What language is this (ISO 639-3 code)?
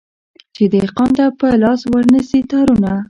pus